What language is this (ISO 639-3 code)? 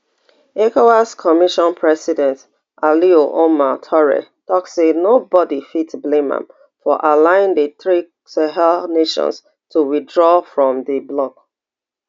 pcm